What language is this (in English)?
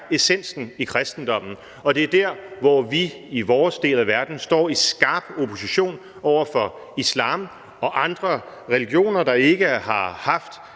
Danish